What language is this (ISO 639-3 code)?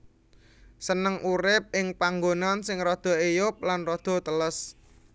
jav